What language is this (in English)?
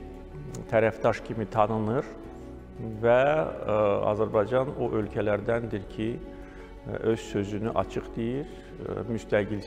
Turkish